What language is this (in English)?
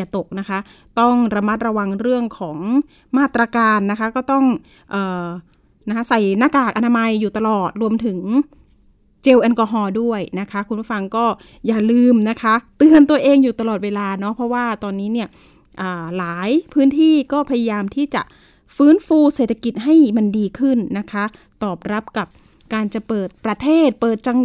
Thai